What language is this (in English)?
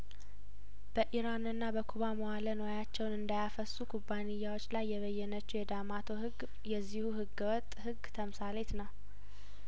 Amharic